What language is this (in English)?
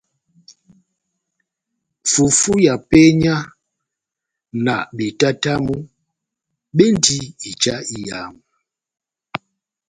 Batanga